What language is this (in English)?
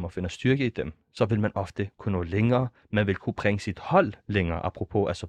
Danish